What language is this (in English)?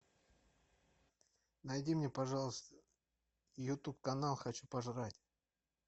Russian